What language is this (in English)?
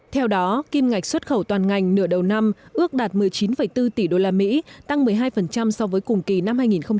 Vietnamese